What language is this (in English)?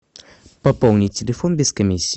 Russian